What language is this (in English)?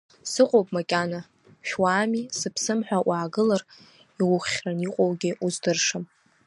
Abkhazian